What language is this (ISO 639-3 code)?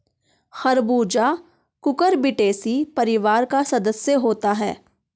hin